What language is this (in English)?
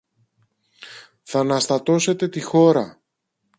Greek